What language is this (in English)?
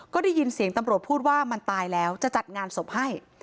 Thai